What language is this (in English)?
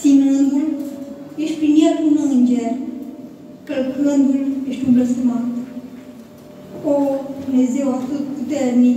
Romanian